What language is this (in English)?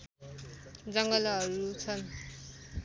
Nepali